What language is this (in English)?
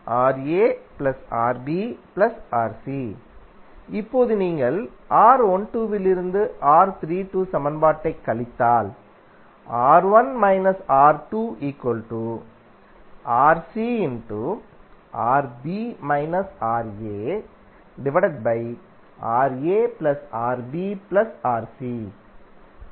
Tamil